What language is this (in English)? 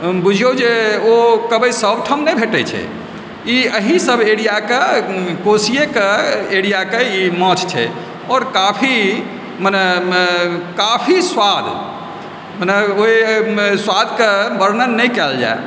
Maithili